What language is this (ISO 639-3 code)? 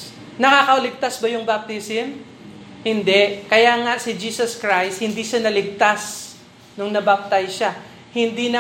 fil